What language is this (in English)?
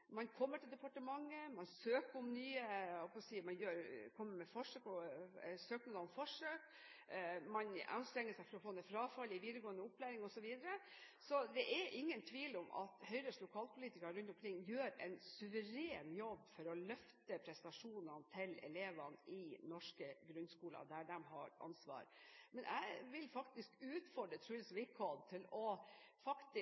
Norwegian Bokmål